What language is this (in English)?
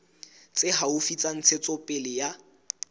Southern Sotho